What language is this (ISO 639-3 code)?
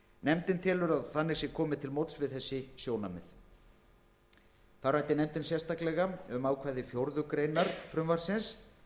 isl